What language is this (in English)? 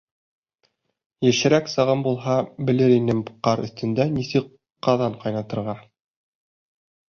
Bashkir